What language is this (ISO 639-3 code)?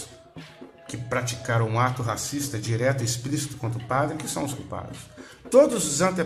por